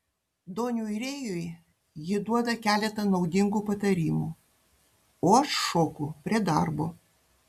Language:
Lithuanian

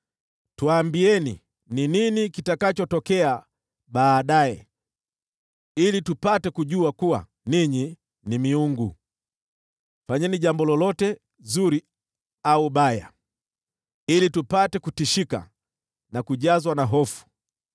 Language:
Swahili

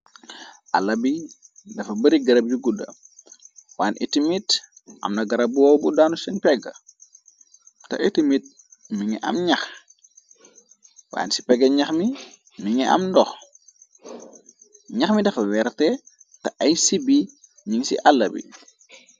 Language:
Wolof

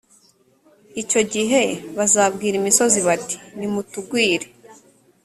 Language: Kinyarwanda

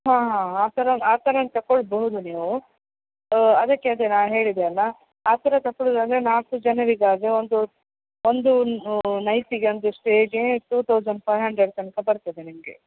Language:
Kannada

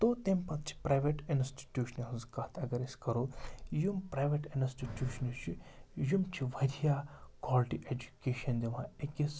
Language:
Kashmiri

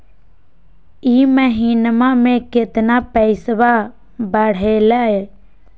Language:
Magahi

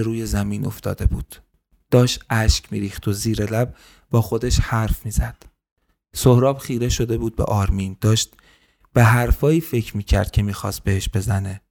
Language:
Persian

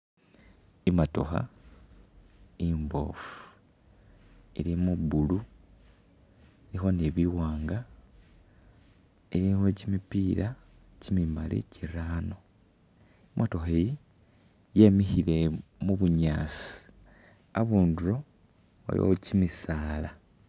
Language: Masaaba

